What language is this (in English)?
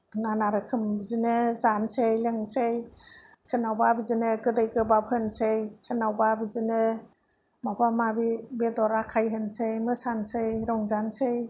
Bodo